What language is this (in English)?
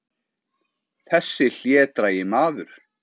Icelandic